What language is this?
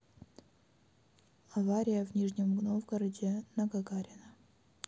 Russian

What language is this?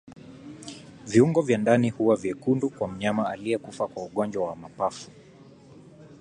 Swahili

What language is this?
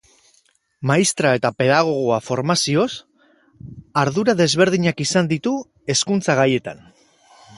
Basque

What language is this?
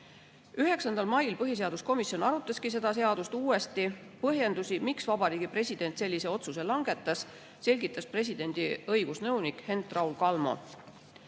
Estonian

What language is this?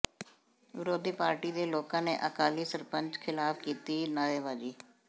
Punjabi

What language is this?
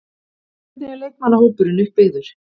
Icelandic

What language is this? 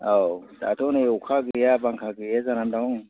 Bodo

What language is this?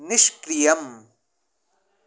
Sanskrit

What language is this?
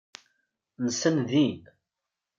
Kabyle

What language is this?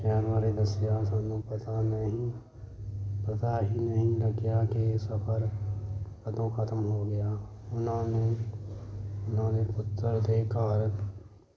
Punjabi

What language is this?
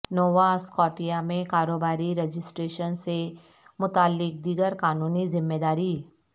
Urdu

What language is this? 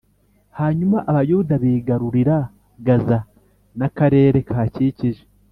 Kinyarwanda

